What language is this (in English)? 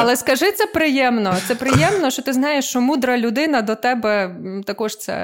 Ukrainian